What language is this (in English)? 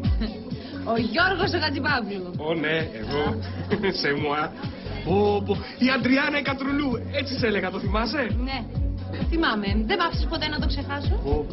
Greek